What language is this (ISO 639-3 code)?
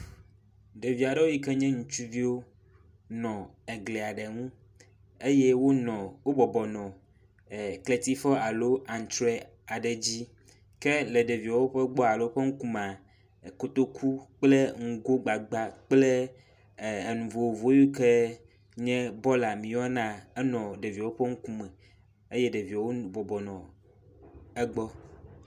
ewe